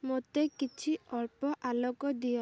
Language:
Odia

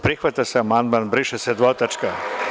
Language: Serbian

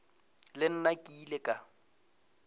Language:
Northern Sotho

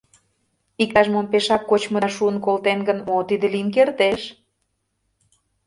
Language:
Mari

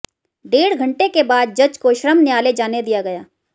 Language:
Hindi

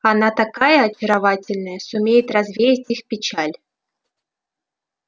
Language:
Russian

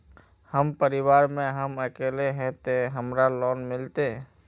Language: Magahi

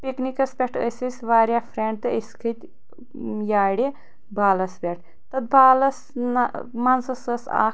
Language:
Kashmiri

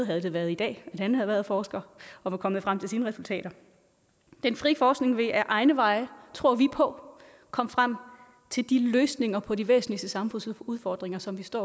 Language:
Danish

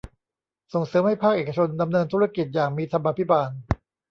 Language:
Thai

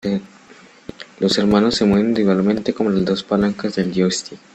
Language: Spanish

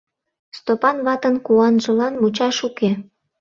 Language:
Mari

